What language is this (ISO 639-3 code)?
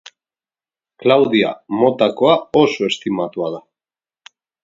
eus